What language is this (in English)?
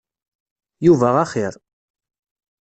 Kabyle